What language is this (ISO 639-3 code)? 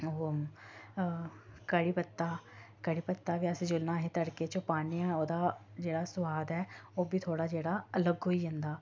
doi